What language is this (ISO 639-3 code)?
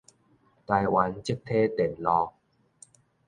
nan